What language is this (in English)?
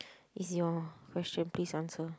English